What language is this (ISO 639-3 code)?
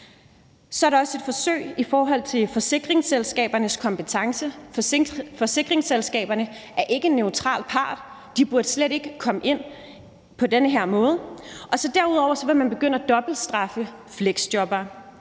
dan